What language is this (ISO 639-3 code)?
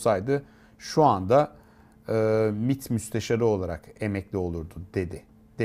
tur